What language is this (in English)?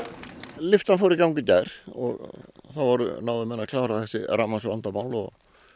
Icelandic